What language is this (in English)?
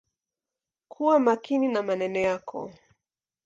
Swahili